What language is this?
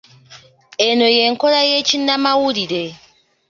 Ganda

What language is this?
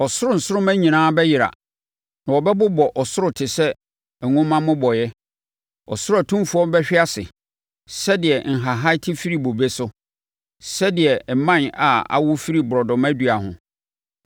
Akan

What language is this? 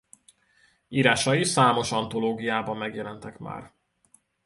Hungarian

